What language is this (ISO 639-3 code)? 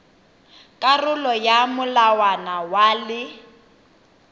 tsn